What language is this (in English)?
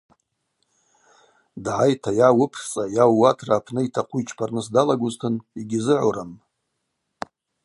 Abaza